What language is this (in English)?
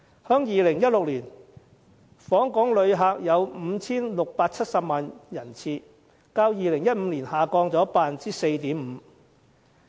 Cantonese